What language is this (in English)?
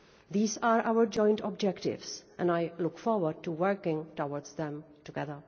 English